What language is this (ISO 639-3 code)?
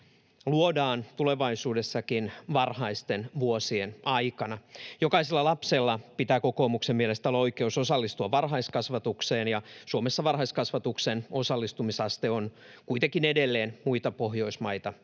fin